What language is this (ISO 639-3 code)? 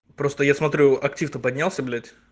rus